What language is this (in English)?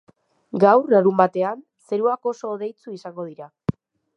Basque